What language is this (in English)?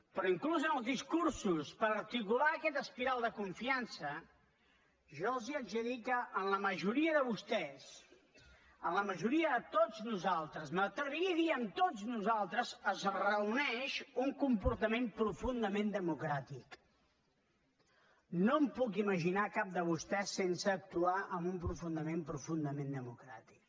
Catalan